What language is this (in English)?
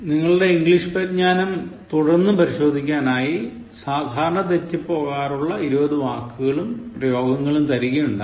Malayalam